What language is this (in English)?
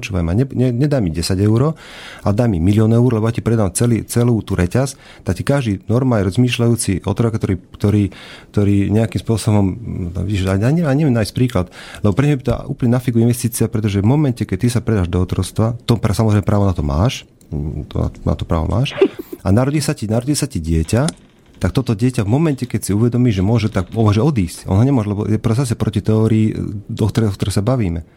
Slovak